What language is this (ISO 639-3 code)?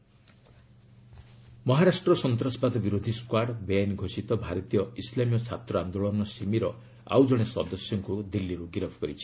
ori